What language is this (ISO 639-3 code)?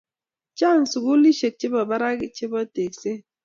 kln